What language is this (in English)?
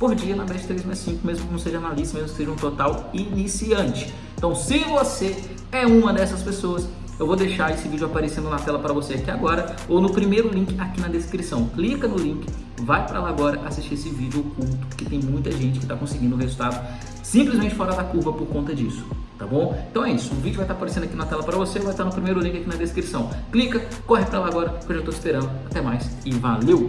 Portuguese